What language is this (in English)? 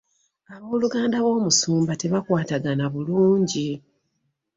Ganda